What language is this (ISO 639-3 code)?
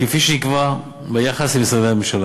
heb